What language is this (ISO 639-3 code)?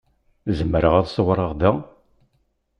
kab